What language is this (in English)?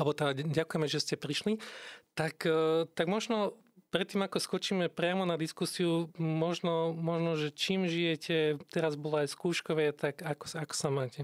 Slovak